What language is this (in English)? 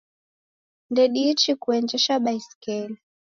Taita